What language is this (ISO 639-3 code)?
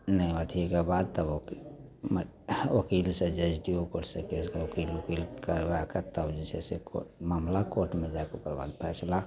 mai